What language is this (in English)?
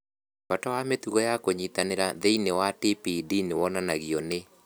Kikuyu